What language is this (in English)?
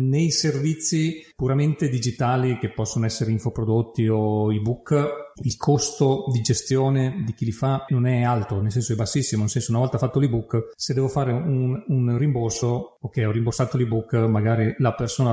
Italian